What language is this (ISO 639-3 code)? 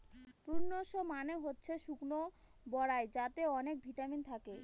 ben